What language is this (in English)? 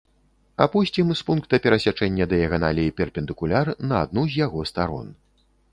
Belarusian